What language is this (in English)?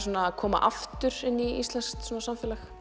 Icelandic